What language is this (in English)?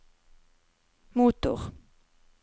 Norwegian